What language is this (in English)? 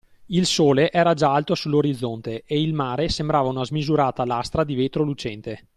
Italian